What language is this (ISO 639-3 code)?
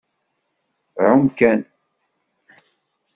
kab